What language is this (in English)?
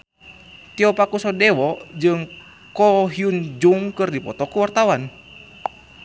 Sundanese